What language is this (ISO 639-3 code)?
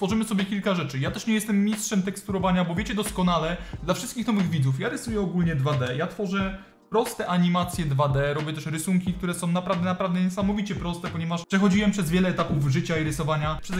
pol